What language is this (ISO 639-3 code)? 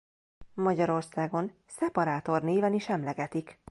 hun